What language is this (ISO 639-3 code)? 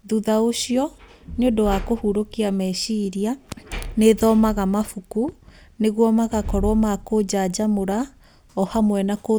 kik